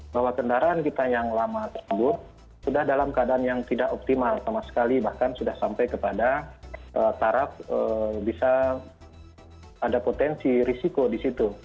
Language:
Indonesian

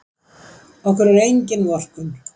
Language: Icelandic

